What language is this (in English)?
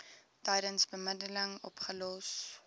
Afrikaans